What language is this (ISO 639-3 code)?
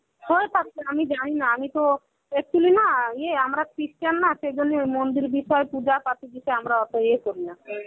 ben